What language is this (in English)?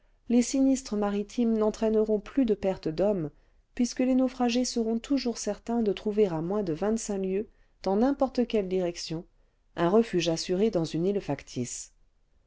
French